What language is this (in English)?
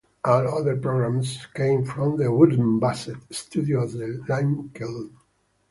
English